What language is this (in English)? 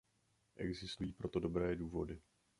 Czech